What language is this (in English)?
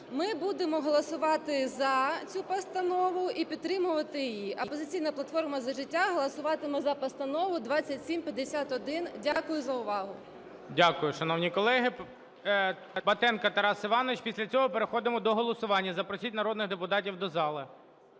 Ukrainian